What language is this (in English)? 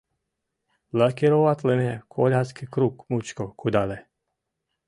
Mari